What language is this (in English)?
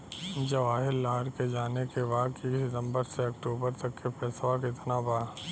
Bhojpuri